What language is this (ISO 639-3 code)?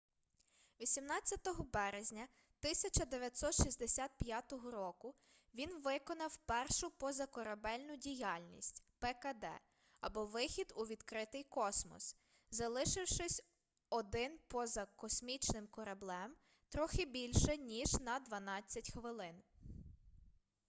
ukr